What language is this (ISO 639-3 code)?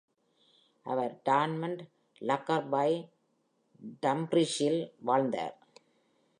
tam